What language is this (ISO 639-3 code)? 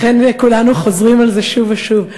heb